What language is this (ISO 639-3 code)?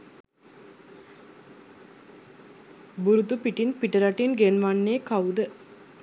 sin